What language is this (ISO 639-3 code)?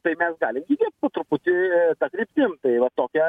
lit